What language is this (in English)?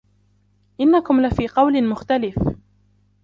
Arabic